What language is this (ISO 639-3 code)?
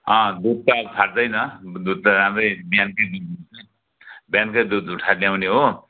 nep